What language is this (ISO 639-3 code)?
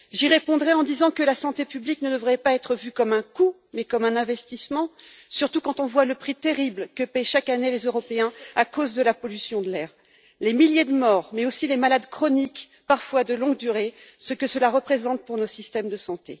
fra